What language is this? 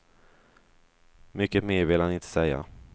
Swedish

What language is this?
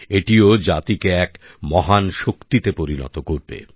Bangla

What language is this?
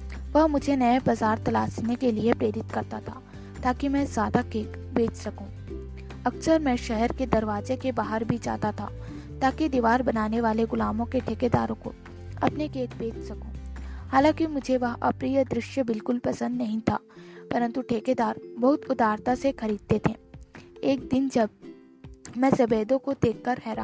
Hindi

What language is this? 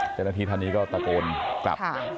Thai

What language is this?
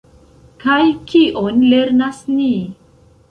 Esperanto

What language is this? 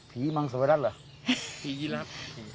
Thai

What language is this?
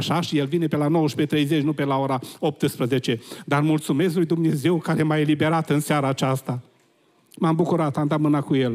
Romanian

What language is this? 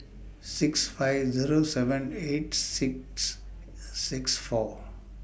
English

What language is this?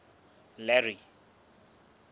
Southern Sotho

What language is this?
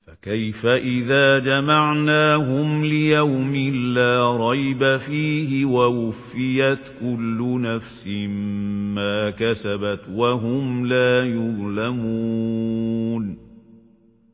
Arabic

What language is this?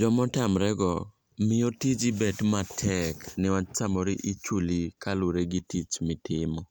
Luo (Kenya and Tanzania)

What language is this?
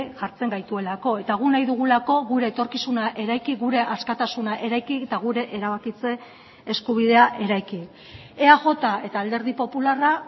Basque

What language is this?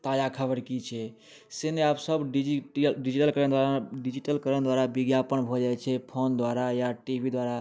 Maithili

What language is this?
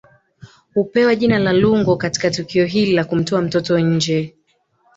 Swahili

